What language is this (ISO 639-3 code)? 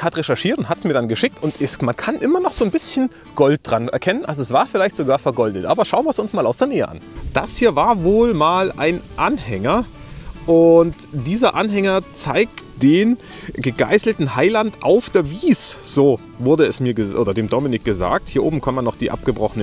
deu